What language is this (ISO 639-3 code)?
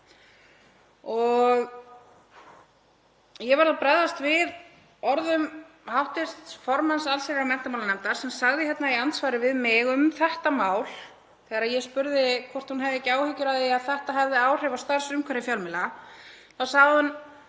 isl